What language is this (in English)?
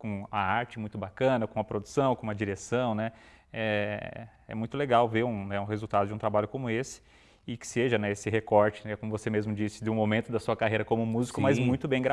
Portuguese